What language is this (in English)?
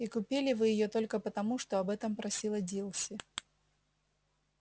Russian